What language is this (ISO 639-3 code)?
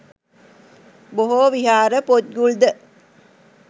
sin